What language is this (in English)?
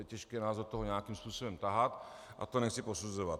Czech